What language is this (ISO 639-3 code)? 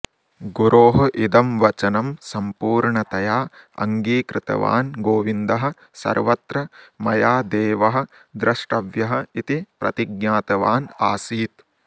san